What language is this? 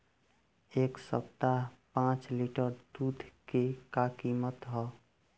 Bhojpuri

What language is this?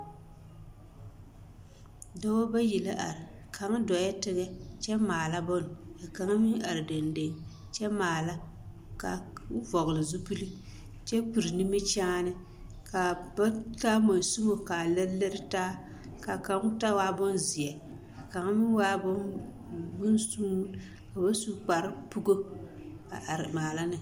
Southern Dagaare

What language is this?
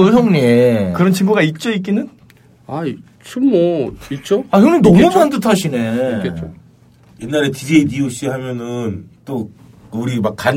Korean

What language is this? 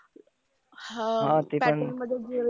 Marathi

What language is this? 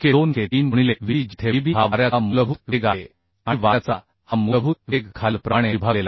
Marathi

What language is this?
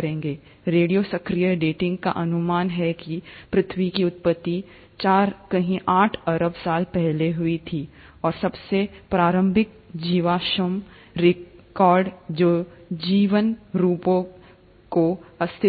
Hindi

